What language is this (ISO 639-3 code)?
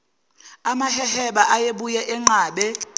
zul